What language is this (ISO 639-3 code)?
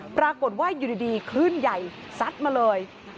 tha